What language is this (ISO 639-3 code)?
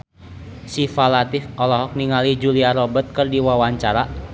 sun